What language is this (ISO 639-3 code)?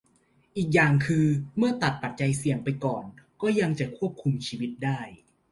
tha